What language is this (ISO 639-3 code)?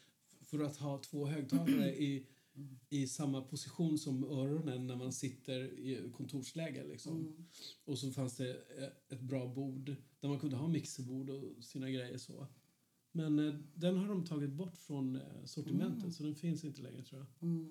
swe